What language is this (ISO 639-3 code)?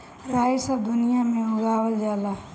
bho